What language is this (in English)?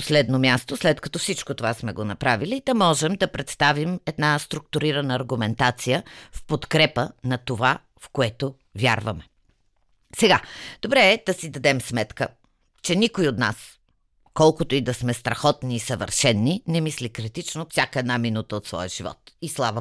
Bulgarian